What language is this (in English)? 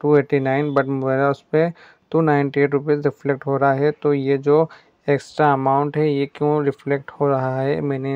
Hindi